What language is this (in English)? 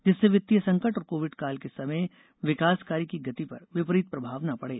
Hindi